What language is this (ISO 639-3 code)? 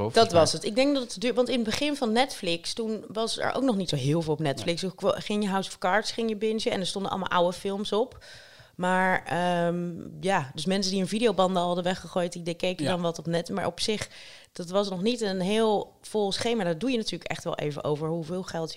nld